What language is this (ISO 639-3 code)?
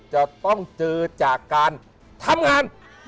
tha